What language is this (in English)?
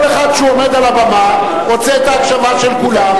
Hebrew